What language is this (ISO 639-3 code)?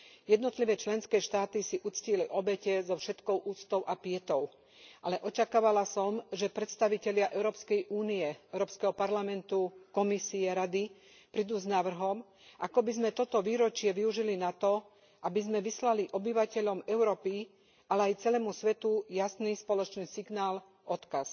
slk